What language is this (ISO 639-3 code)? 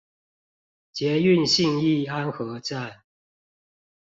zho